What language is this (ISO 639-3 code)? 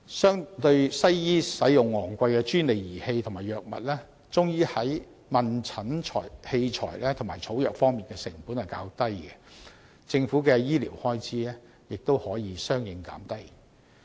yue